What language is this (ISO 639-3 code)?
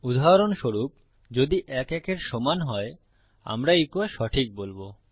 ben